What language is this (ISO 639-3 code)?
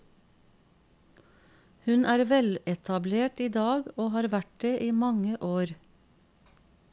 nor